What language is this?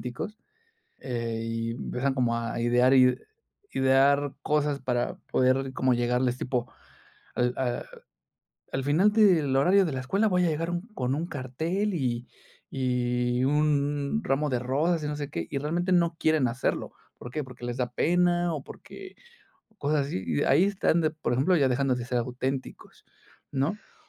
Spanish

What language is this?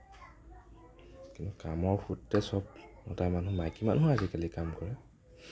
Assamese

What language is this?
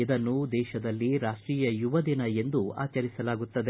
Kannada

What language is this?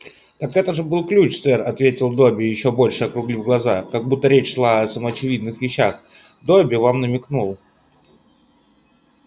Russian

